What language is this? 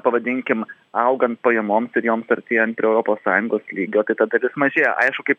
Lithuanian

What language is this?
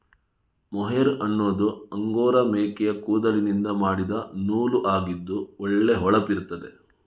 Kannada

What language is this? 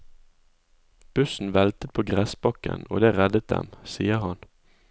Norwegian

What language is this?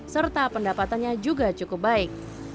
Indonesian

